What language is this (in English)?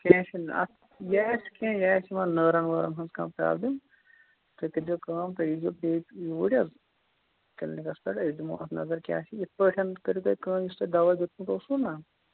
Kashmiri